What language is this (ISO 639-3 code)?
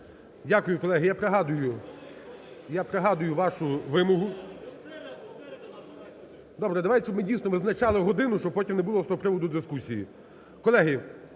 ukr